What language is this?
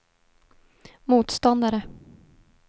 Swedish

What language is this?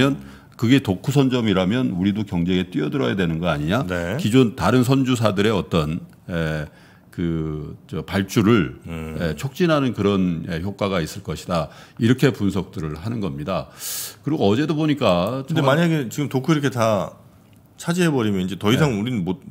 Korean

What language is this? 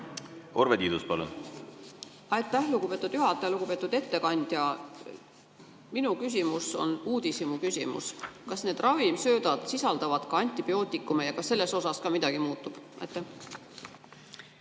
Estonian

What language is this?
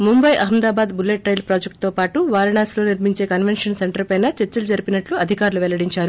Telugu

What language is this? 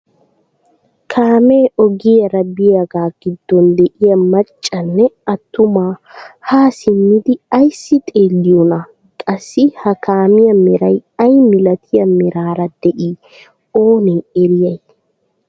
Wolaytta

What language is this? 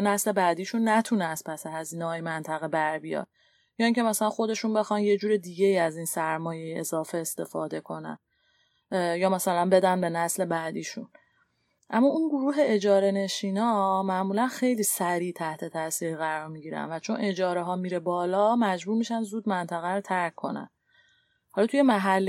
Persian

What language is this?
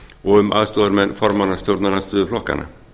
Icelandic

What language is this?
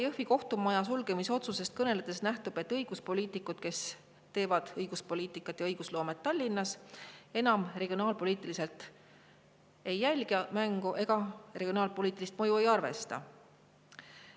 Estonian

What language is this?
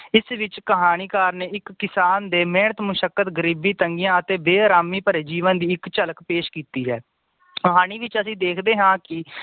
Punjabi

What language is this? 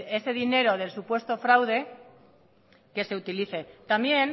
Spanish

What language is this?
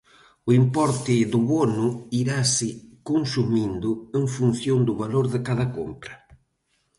Galician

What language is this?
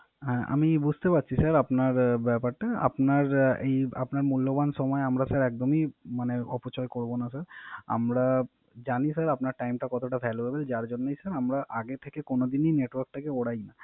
Bangla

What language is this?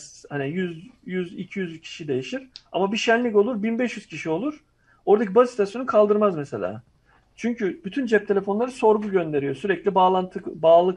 Turkish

